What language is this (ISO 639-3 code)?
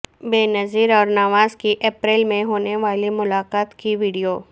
urd